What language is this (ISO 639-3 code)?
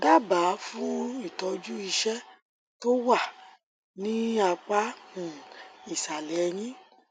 yor